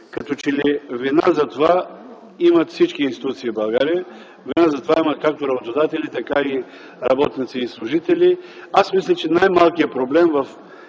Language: Bulgarian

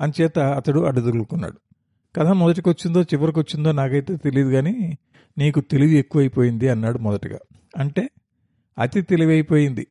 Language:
Telugu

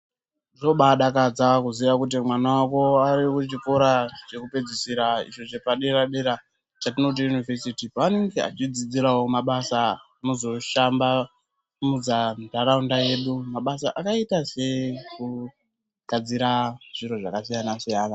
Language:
Ndau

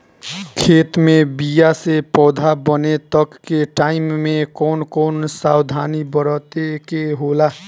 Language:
Bhojpuri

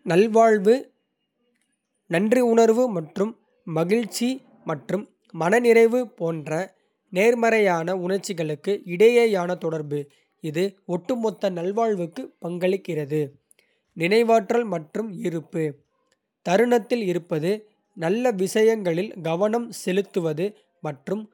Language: Kota (India)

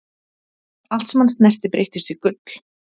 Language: Icelandic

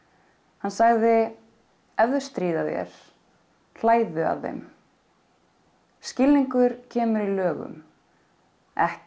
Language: Icelandic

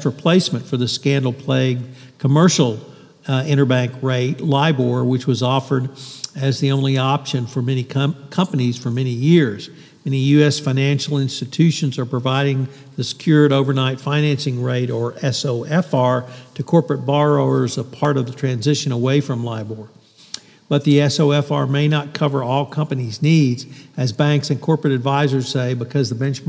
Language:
English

